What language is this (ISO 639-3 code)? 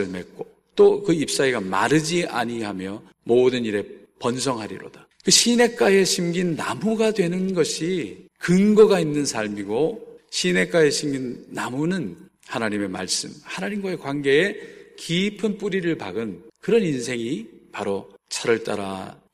kor